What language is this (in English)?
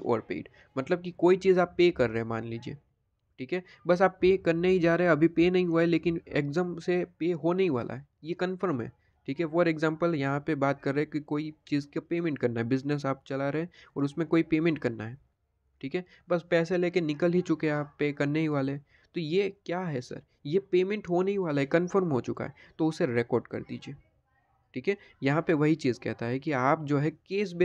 Hindi